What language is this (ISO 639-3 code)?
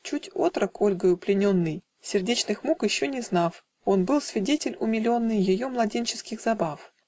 rus